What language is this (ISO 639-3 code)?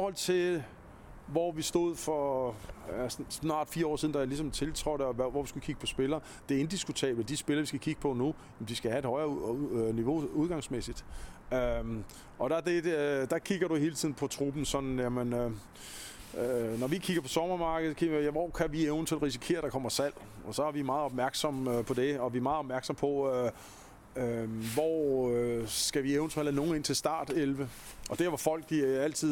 dan